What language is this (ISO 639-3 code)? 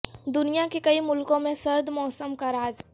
urd